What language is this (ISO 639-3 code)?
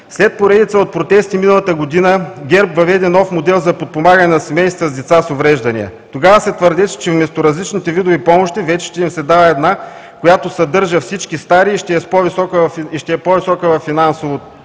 bul